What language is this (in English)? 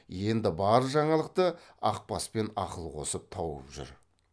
Kazakh